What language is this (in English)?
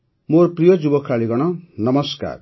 Odia